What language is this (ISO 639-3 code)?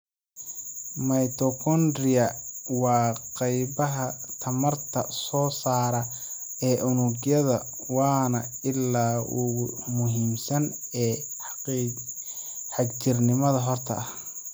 som